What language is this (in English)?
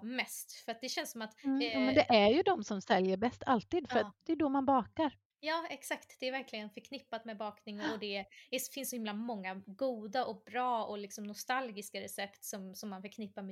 Swedish